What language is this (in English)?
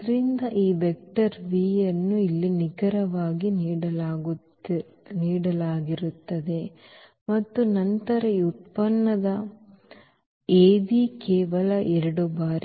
Kannada